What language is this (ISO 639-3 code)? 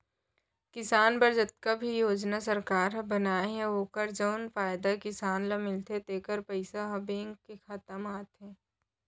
hne